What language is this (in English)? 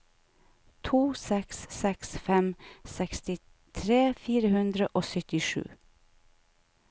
Norwegian